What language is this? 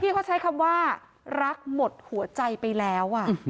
Thai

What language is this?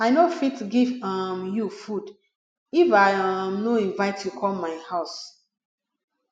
Nigerian Pidgin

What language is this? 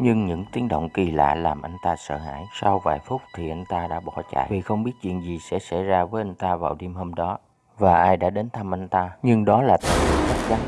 Vietnamese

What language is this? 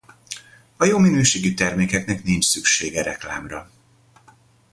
Hungarian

